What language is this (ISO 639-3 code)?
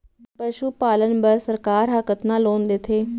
hne